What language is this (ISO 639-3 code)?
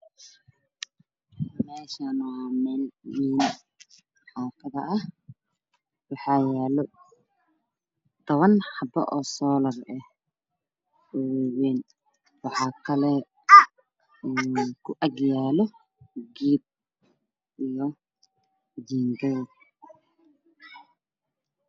som